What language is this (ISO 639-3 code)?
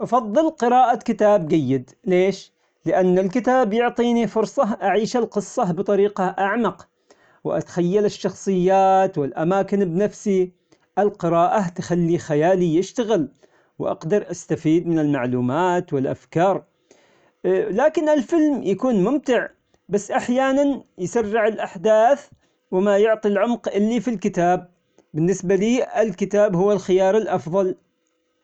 acx